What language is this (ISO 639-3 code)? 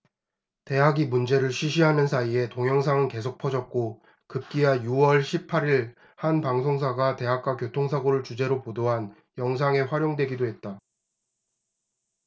kor